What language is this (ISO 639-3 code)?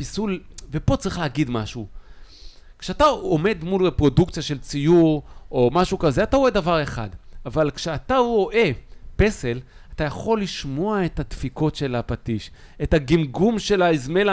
heb